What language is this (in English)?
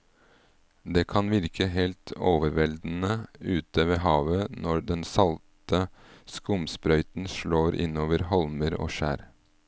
Norwegian